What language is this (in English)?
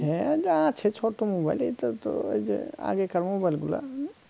Bangla